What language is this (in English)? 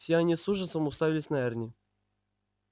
Russian